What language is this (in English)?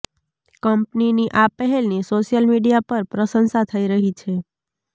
Gujarati